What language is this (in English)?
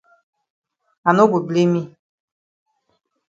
Cameroon Pidgin